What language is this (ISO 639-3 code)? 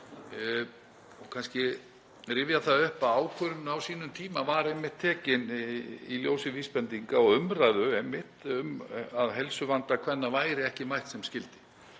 isl